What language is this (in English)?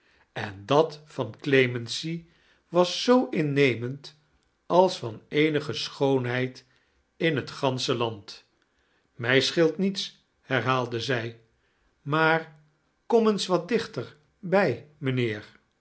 Dutch